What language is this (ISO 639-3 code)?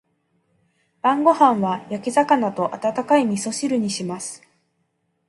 jpn